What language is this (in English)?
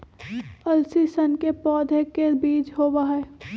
Magahi